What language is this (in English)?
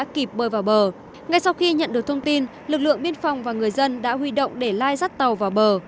Vietnamese